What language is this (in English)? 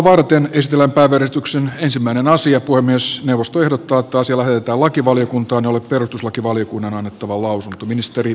Finnish